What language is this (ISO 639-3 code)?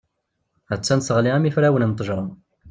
kab